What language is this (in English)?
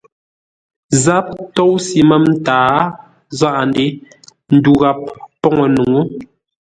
Ngombale